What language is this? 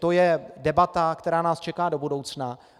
Czech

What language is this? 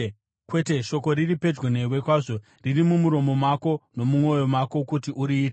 Shona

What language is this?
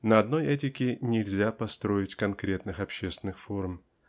Russian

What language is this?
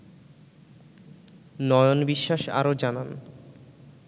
Bangla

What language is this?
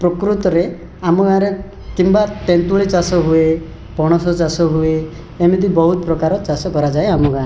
Odia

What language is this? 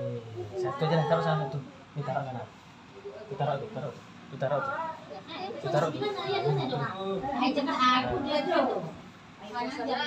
Arabic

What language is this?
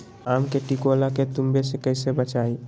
Magahi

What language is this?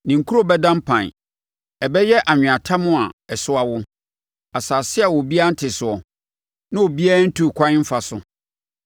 Akan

